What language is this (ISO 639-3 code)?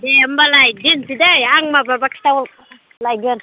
brx